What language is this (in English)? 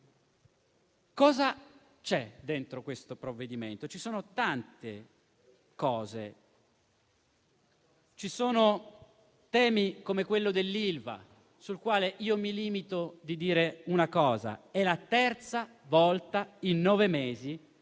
Italian